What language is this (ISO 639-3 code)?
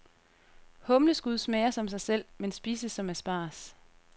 dan